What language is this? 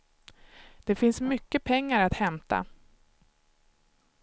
Swedish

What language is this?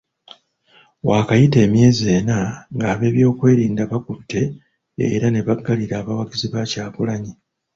Ganda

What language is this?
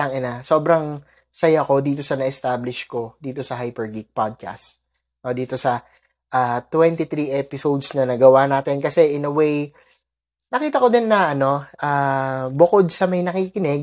Filipino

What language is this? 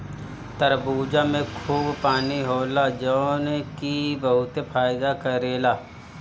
Bhojpuri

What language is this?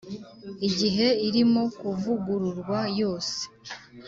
Kinyarwanda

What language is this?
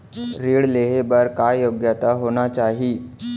Chhattisgarhi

